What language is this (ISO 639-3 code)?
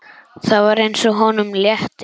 isl